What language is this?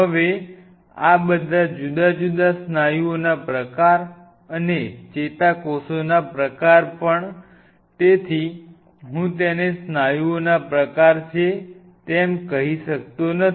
Gujarati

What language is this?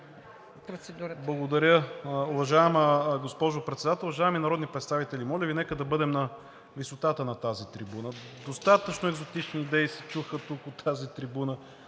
Bulgarian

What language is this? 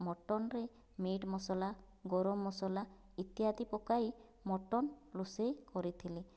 Odia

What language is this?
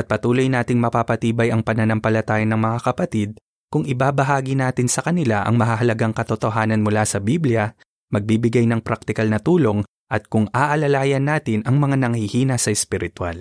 Filipino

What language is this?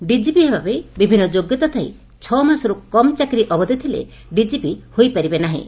Odia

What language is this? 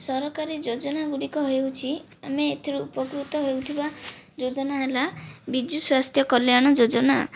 Odia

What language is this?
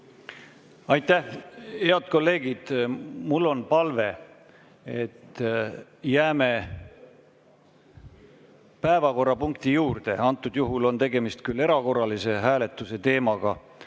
Estonian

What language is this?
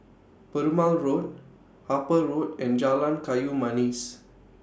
English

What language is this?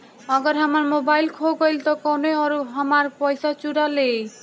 Bhojpuri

